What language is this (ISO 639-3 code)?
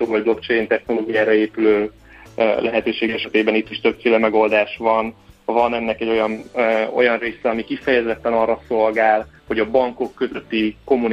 hun